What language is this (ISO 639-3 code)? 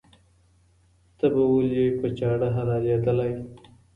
pus